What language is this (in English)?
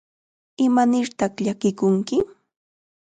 Chiquián Ancash Quechua